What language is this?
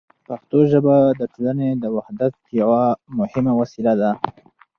Pashto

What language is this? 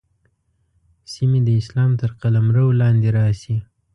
Pashto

